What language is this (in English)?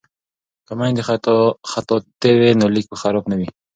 Pashto